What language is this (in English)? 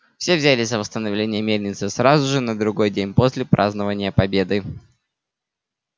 Russian